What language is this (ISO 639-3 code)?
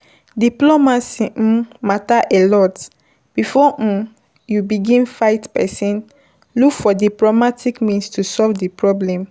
pcm